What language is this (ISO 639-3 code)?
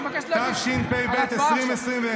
heb